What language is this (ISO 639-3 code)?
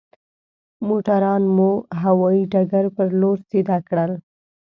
pus